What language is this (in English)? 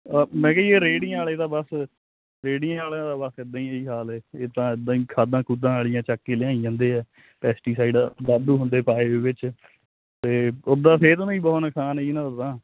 Punjabi